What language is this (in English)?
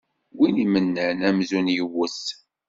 Kabyle